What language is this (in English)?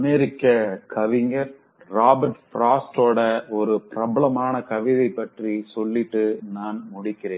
Tamil